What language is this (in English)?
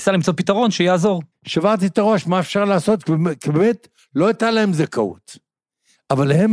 Hebrew